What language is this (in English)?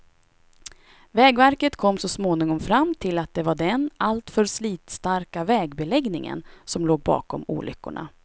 Swedish